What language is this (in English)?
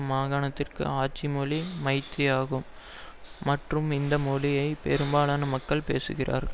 Tamil